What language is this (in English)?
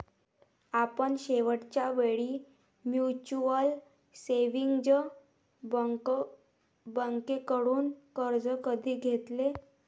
Marathi